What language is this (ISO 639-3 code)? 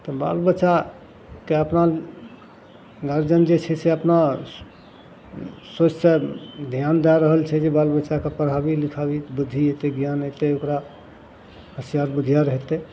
mai